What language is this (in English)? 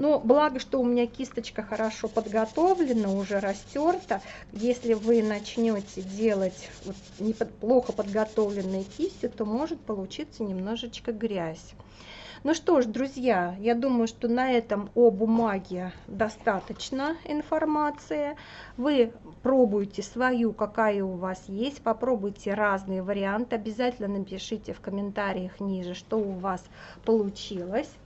Russian